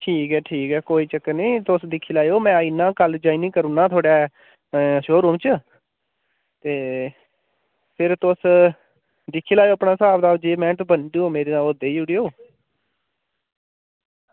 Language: Dogri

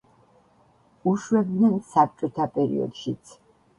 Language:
Georgian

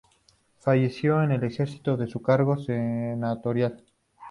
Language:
Spanish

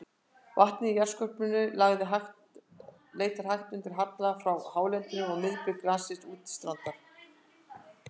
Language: Icelandic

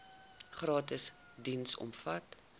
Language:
Afrikaans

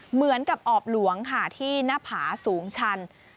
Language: Thai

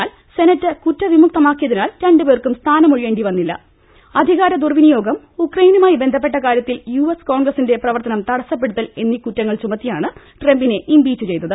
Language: Malayalam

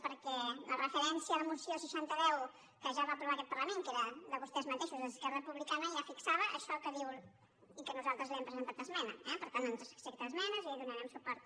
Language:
Catalan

